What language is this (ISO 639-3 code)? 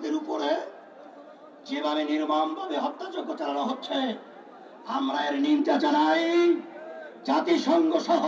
ara